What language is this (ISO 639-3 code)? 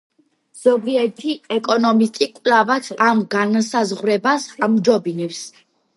kat